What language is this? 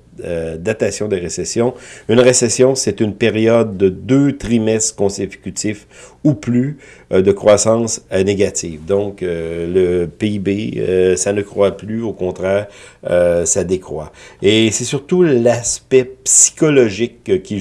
French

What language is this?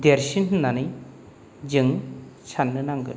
Bodo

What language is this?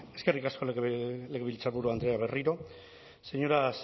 Basque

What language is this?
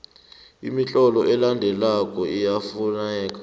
South Ndebele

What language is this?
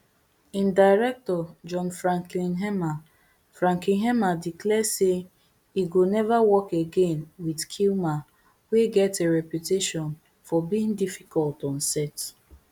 Nigerian Pidgin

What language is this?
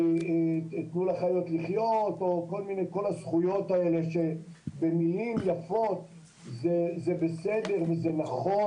Hebrew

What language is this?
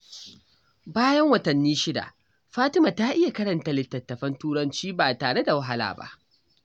Hausa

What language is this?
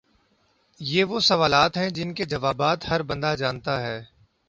Urdu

